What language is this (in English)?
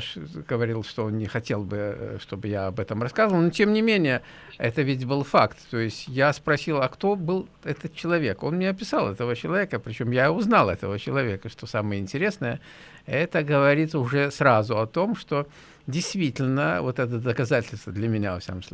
Russian